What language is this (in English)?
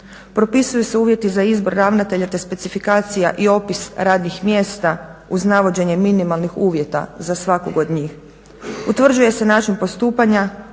Croatian